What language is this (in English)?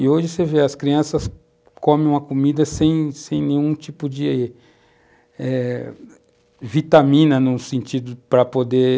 Portuguese